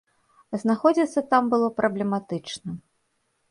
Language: Belarusian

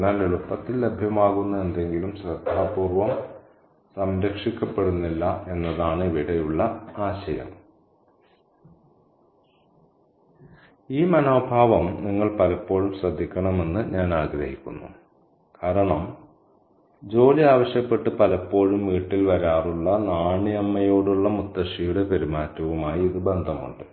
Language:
Malayalam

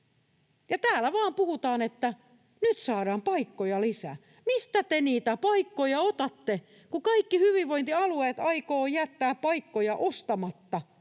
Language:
Finnish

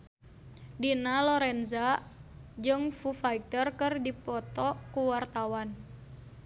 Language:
Sundanese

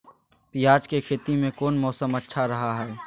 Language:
Magahi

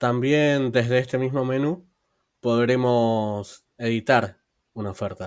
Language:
Spanish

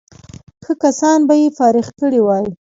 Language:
Pashto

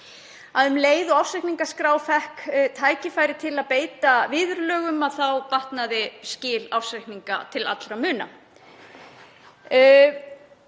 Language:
Icelandic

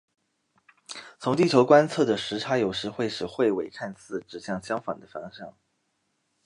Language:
Chinese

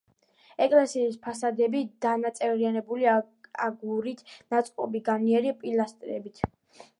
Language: Georgian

